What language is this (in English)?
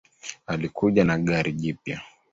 Swahili